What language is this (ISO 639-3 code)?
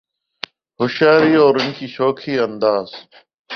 urd